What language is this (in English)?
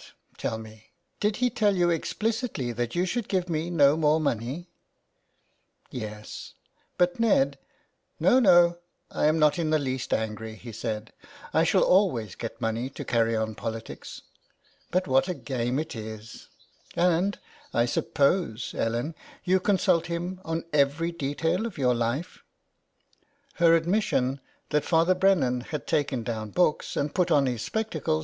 English